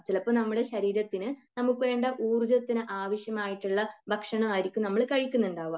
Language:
Malayalam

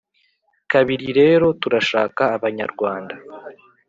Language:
Kinyarwanda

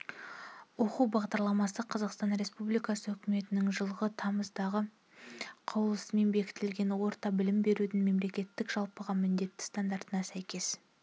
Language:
Kazakh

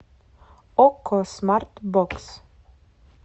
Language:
Russian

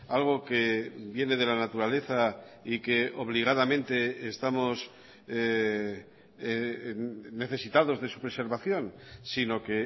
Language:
Spanish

